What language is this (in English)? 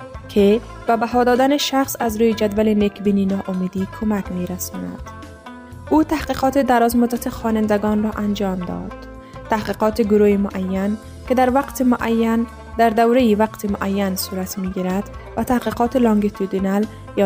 Persian